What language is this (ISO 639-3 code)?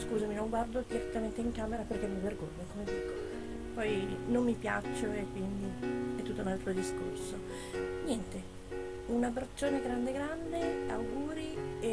ita